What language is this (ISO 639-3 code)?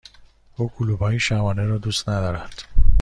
fas